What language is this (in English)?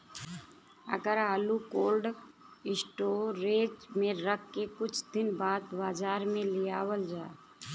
Bhojpuri